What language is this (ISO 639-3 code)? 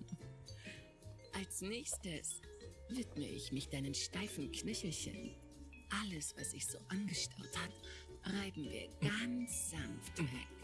deu